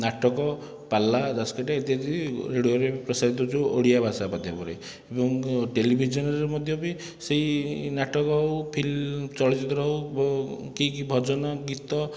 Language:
Odia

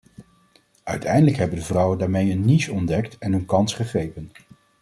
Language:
Dutch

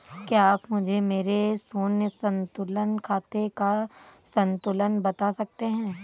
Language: Hindi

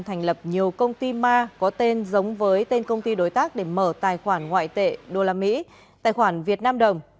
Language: Vietnamese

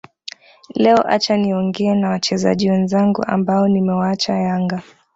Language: Swahili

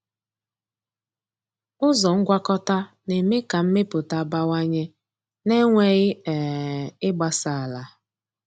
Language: Igbo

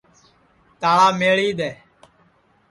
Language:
Sansi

